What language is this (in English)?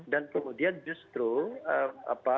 Indonesian